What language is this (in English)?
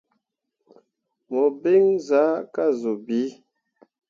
Mundang